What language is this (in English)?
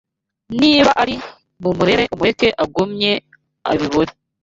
Kinyarwanda